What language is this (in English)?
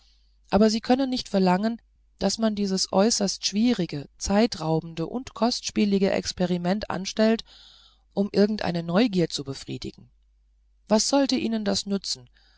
German